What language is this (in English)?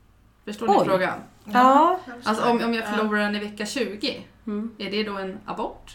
Swedish